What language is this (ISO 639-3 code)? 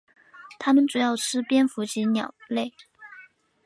zho